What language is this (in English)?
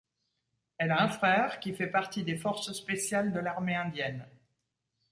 French